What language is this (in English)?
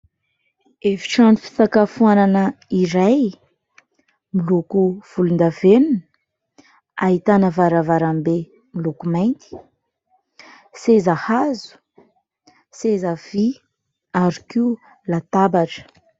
Malagasy